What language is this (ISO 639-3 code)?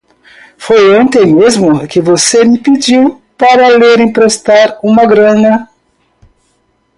por